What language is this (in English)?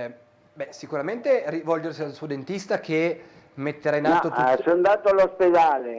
Italian